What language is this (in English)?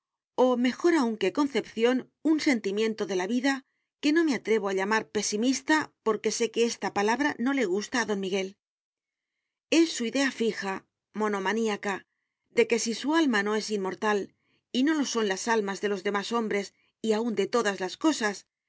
Spanish